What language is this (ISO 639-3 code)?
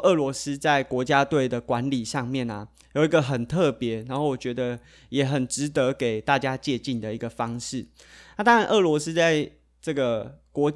zho